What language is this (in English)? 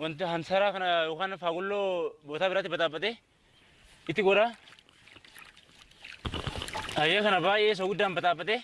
Indonesian